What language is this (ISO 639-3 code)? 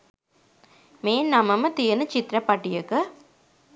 sin